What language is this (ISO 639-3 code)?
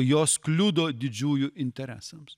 lit